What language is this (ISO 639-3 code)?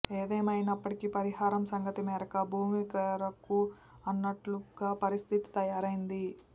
tel